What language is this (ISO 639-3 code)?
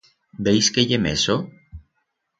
arg